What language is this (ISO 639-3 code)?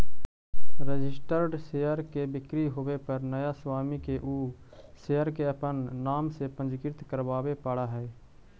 mag